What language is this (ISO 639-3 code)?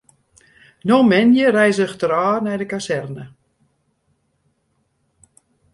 fry